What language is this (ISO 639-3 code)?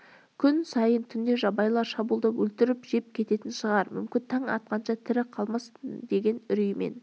kaz